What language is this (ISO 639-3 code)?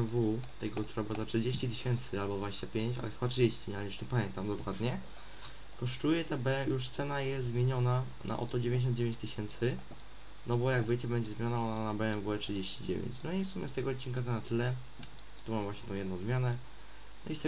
pol